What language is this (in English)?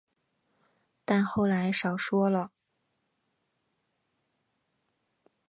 Chinese